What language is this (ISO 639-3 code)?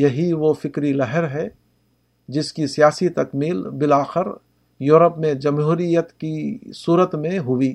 urd